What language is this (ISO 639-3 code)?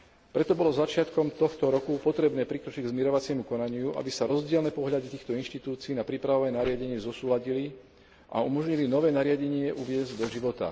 slk